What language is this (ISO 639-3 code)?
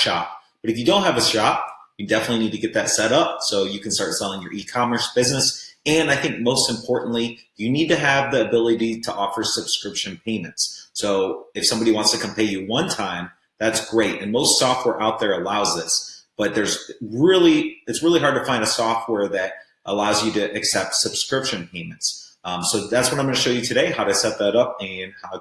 eng